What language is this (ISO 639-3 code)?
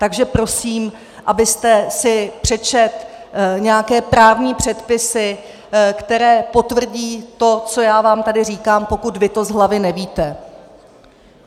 ces